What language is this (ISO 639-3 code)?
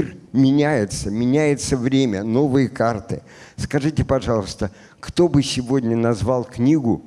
rus